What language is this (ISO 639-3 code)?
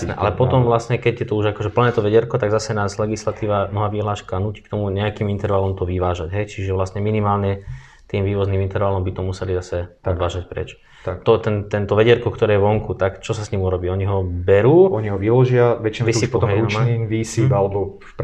slk